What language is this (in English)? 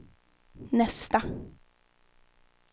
Swedish